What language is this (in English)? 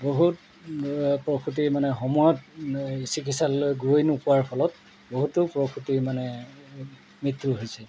Assamese